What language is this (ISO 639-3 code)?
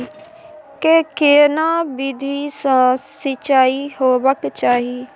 mai